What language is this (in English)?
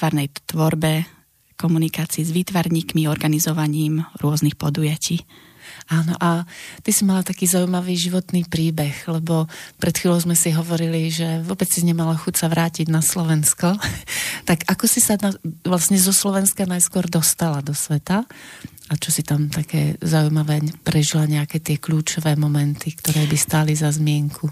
Slovak